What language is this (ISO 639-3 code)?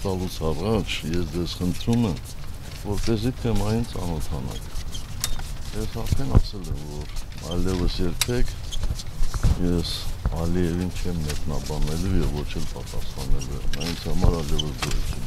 tur